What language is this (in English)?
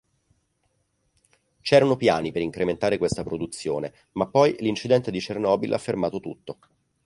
Italian